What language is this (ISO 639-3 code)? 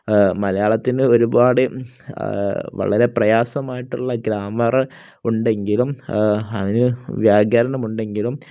mal